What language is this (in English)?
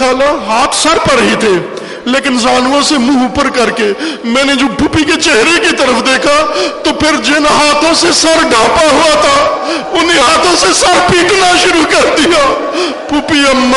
Urdu